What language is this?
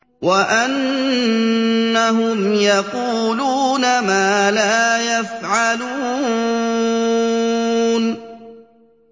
Arabic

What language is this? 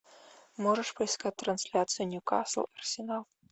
Russian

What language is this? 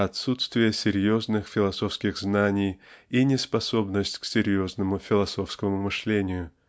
Russian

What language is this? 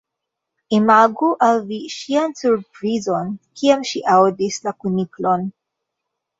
Esperanto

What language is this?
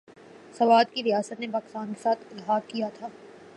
Urdu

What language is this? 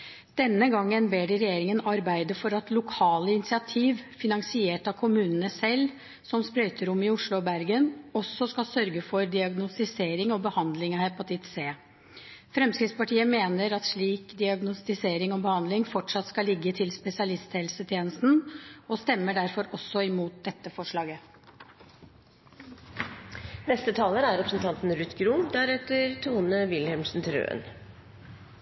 Norwegian Bokmål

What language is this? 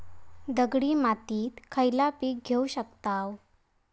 Marathi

